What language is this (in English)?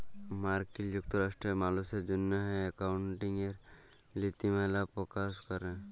Bangla